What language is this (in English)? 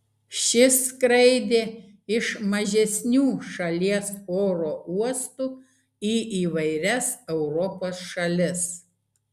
Lithuanian